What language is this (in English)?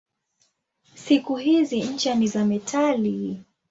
Swahili